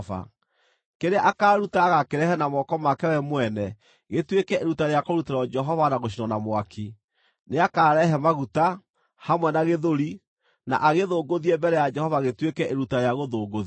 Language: Kikuyu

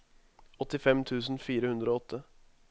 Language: Norwegian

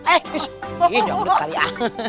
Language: Indonesian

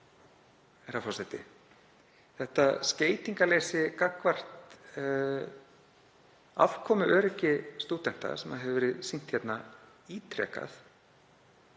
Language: Icelandic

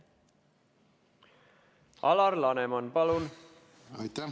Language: Estonian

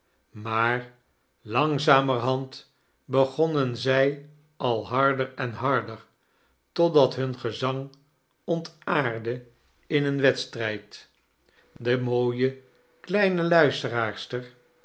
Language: Dutch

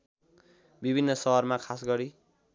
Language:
Nepali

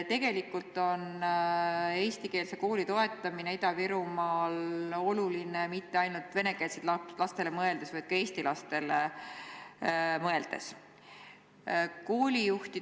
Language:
Estonian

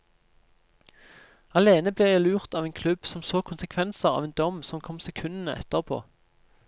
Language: Norwegian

